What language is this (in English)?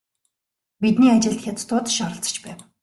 Mongolian